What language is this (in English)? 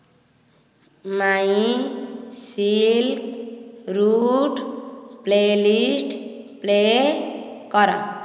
Odia